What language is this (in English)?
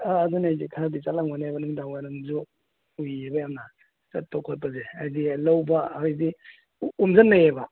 Manipuri